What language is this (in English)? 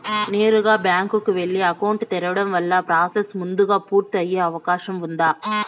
Telugu